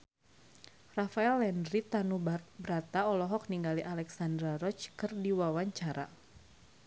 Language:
Sundanese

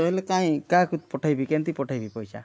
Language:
Odia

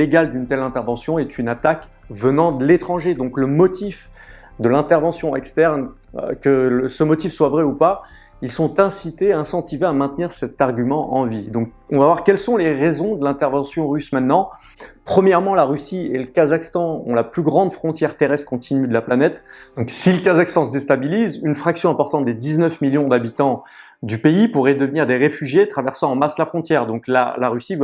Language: French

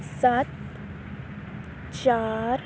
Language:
Punjabi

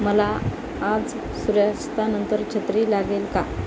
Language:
Marathi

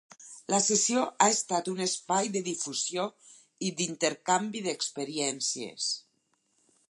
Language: Catalan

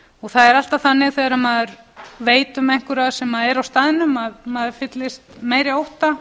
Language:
Icelandic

